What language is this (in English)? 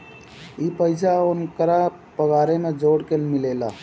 Bhojpuri